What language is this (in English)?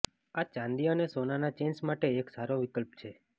Gujarati